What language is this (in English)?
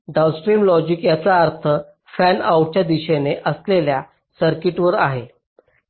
Marathi